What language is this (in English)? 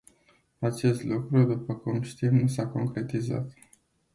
Romanian